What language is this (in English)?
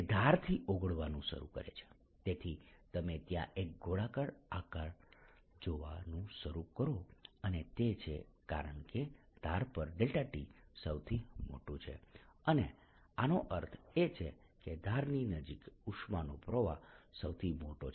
Gujarati